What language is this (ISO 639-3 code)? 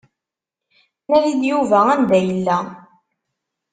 kab